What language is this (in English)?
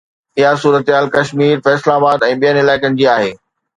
Sindhi